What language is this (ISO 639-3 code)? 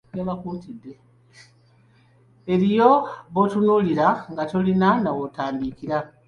lug